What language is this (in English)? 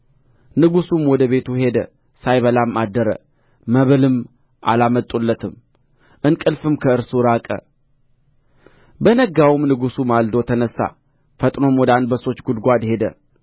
Amharic